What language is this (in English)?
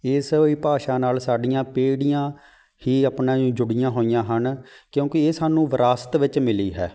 Punjabi